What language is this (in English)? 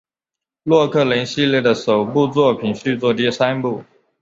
Chinese